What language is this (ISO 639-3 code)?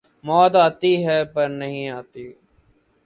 urd